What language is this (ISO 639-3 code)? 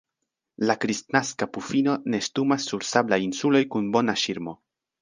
epo